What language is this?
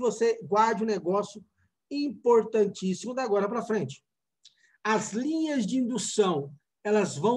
Portuguese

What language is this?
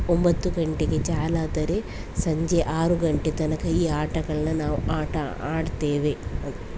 Kannada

